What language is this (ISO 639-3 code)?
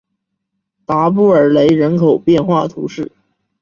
zho